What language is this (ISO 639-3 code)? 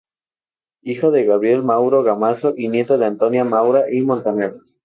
spa